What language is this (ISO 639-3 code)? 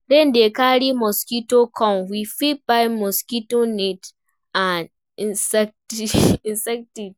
pcm